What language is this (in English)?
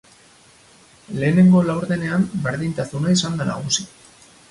Basque